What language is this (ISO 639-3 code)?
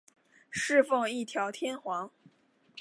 zho